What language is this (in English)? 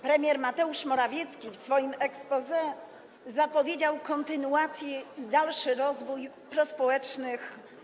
Polish